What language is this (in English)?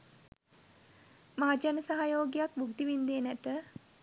Sinhala